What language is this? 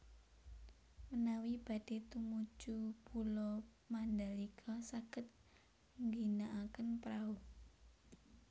Javanese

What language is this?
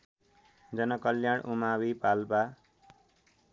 Nepali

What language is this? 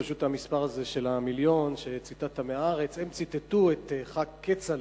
Hebrew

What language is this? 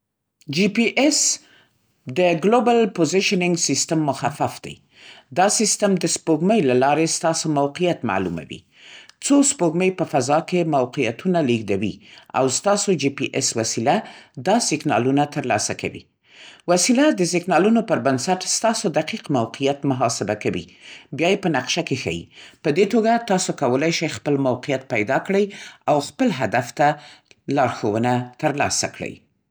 Central Pashto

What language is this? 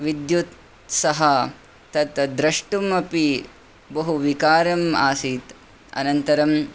Sanskrit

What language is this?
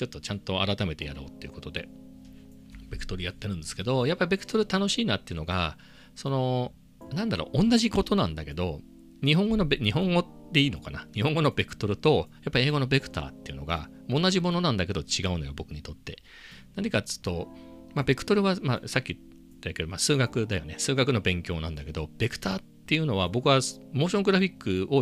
Japanese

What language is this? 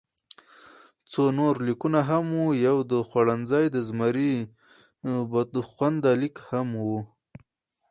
Pashto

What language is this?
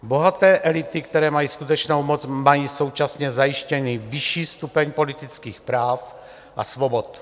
Czech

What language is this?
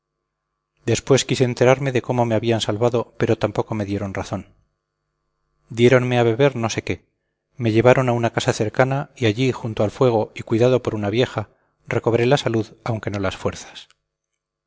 Spanish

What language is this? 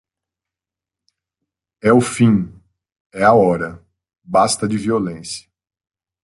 Portuguese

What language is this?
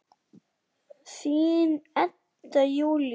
Icelandic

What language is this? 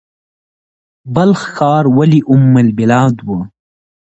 Pashto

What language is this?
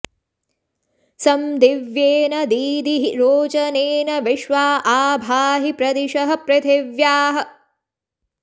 Sanskrit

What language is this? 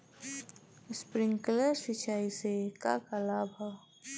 Bhojpuri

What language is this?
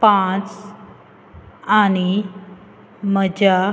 Konkani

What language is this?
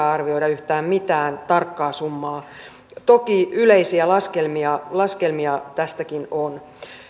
Finnish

